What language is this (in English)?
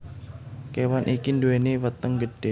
Javanese